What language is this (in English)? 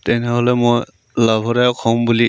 Assamese